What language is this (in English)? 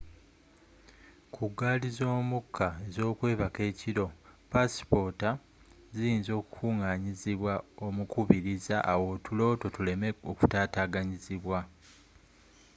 Ganda